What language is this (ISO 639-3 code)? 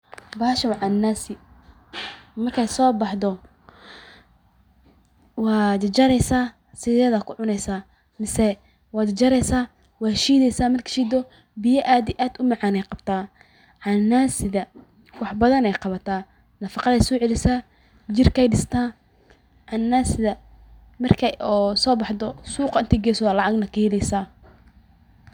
som